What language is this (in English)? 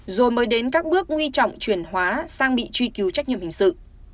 Vietnamese